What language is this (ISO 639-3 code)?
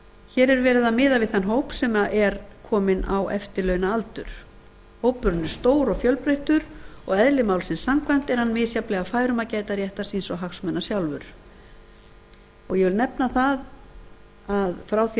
isl